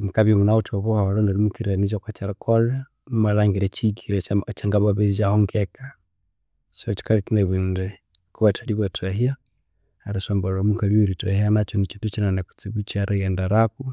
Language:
Konzo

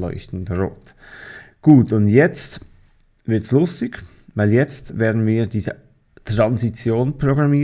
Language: German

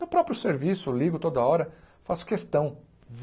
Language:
Portuguese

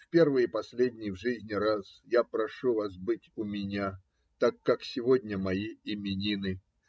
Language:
Russian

